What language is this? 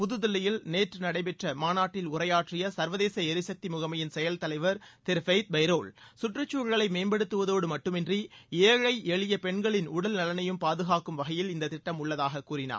Tamil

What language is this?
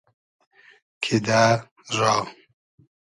Hazaragi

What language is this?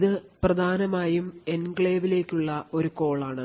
Malayalam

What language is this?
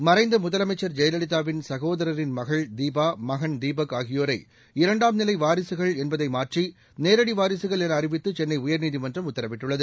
Tamil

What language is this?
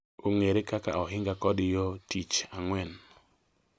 Luo (Kenya and Tanzania)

